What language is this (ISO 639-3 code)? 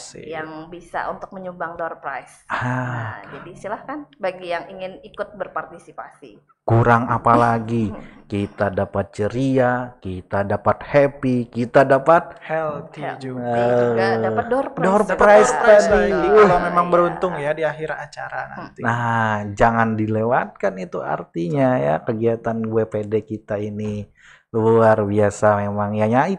ind